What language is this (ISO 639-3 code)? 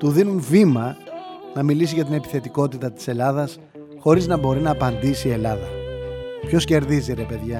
ell